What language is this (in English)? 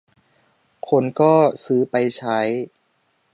Thai